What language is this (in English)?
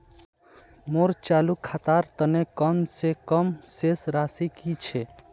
Magahi